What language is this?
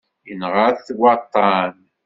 Kabyle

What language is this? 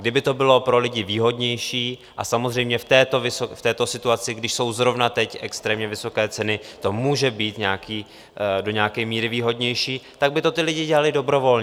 Czech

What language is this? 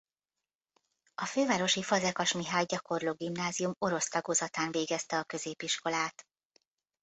Hungarian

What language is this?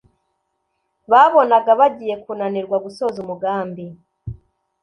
Kinyarwanda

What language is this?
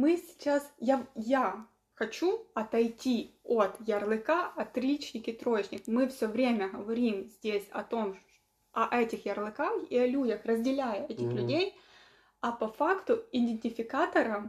Russian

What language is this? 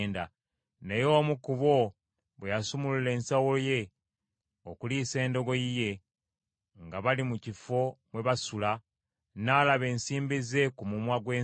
Ganda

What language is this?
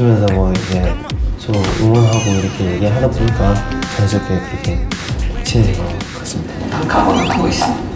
Korean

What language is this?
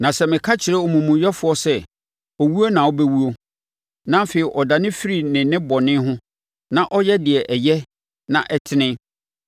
Akan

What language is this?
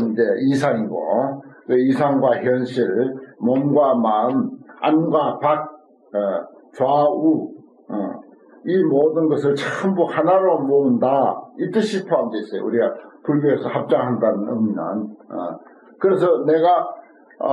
Korean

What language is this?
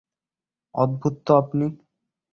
Bangla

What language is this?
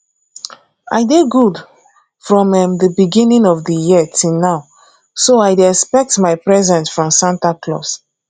Nigerian Pidgin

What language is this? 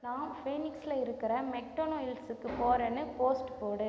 Tamil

